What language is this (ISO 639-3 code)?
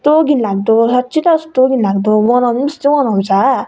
nep